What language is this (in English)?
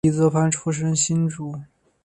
Chinese